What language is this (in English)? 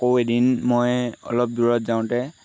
Assamese